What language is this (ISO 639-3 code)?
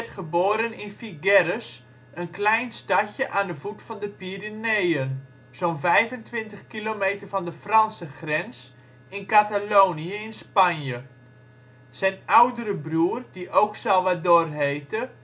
nld